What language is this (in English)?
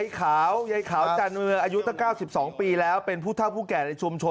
Thai